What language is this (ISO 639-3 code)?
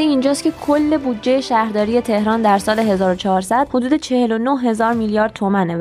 fas